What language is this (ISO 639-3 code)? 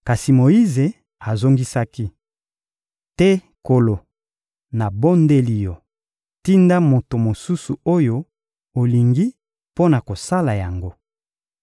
lin